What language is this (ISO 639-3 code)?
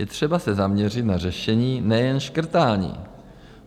ces